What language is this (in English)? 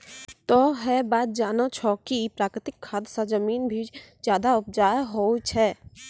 Maithili